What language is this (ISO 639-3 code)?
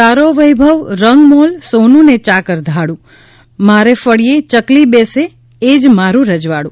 guj